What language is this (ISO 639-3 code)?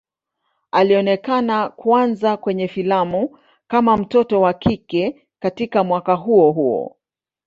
swa